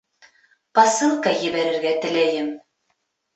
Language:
Bashkir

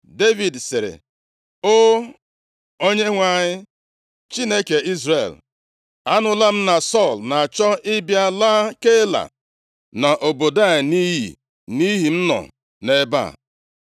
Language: Igbo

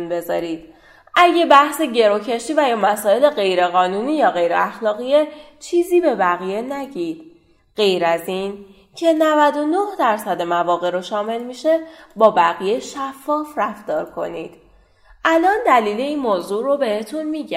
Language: Persian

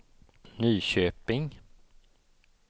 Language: Swedish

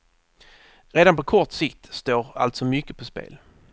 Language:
Swedish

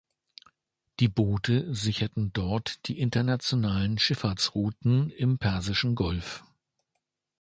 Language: German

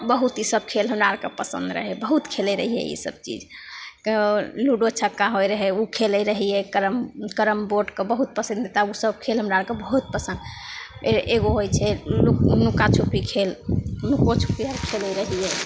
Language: Maithili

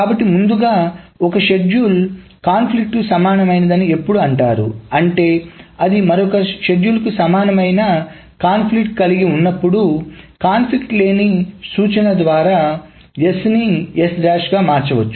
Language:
Telugu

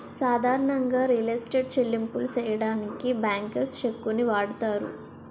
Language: Telugu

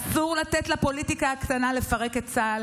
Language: Hebrew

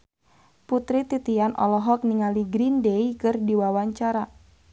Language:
Sundanese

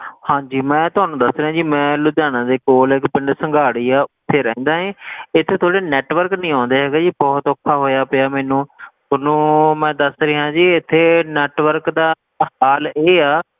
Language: Punjabi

